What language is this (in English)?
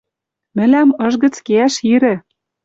Western Mari